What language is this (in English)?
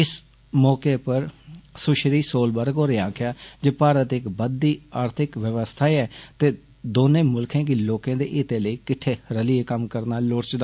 Dogri